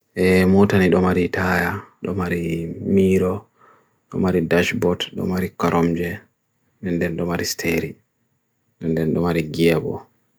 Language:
Bagirmi Fulfulde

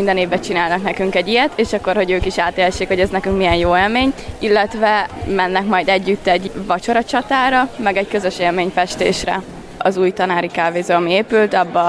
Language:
Hungarian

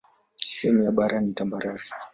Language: Swahili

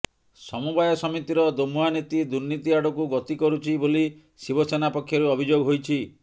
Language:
Odia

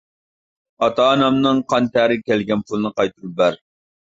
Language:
Uyghur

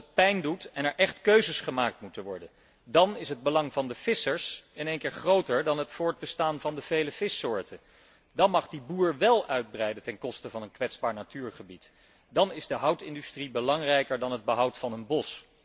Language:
Dutch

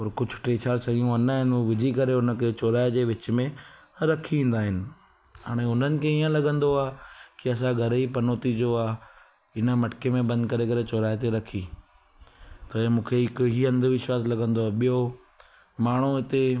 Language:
Sindhi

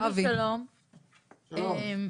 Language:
Hebrew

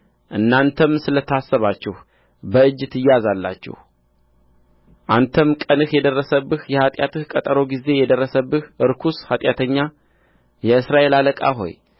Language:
Amharic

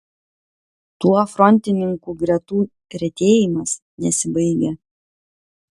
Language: Lithuanian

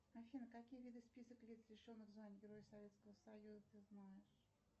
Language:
Russian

